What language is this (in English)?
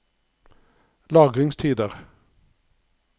Norwegian